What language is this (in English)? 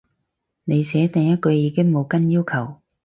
Cantonese